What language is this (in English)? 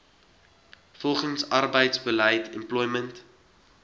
Afrikaans